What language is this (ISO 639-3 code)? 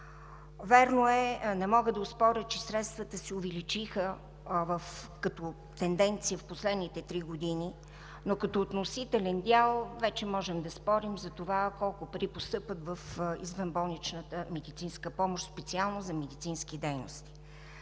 bul